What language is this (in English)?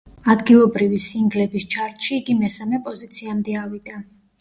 Georgian